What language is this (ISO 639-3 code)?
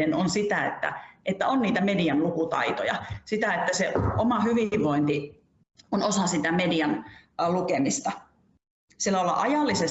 fin